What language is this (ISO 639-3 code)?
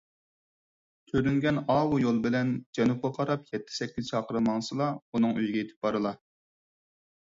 uig